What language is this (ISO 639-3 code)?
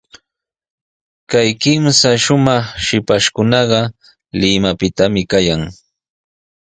qws